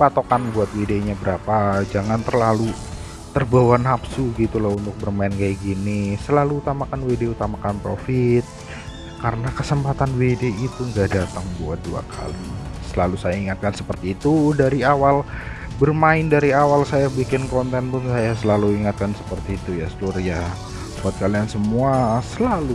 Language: Indonesian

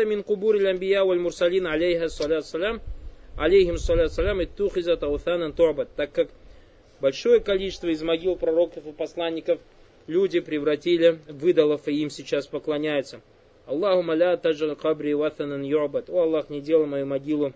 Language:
Russian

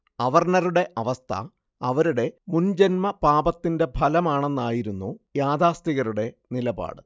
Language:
Malayalam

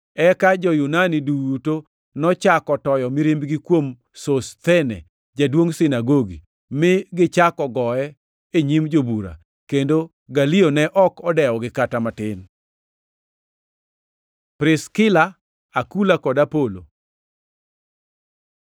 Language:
Luo (Kenya and Tanzania)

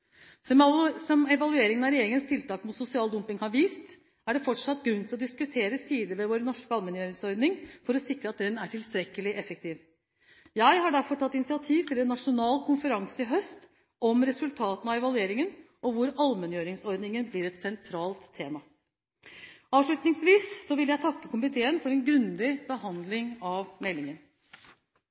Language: Norwegian Bokmål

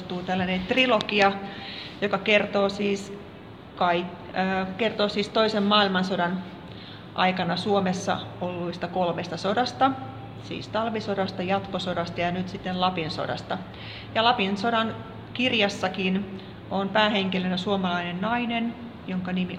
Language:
Finnish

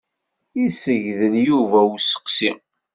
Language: Kabyle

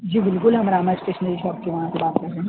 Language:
Urdu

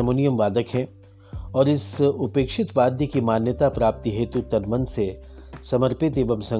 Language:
Hindi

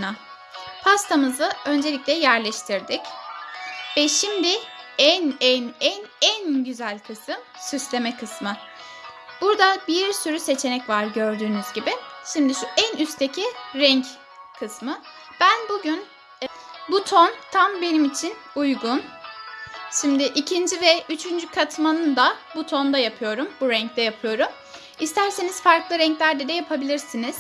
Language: Turkish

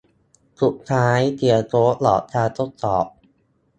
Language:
Thai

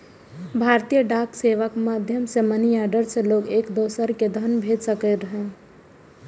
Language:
Maithili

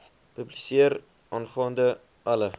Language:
Afrikaans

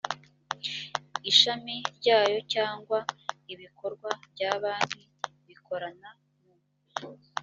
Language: Kinyarwanda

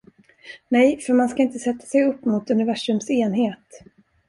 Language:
Swedish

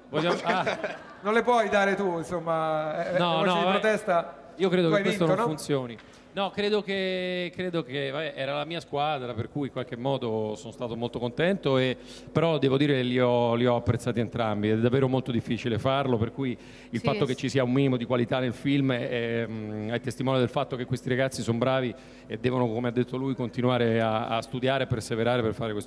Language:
Italian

